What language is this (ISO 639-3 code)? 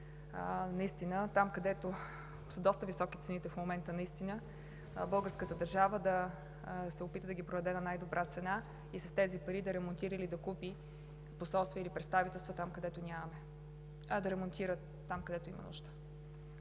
bul